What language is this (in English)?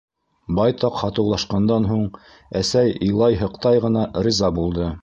Bashkir